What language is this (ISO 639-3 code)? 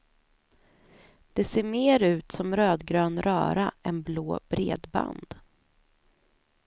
swe